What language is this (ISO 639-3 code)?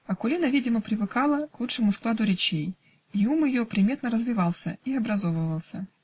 rus